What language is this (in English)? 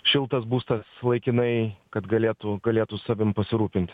Lithuanian